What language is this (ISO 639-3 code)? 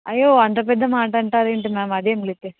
tel